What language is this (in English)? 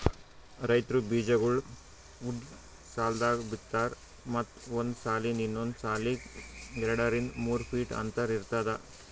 Kannada